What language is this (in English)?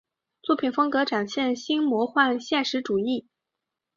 Chinese